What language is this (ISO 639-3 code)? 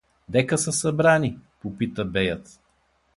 bul